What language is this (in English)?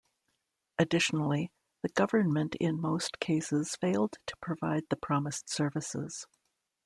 English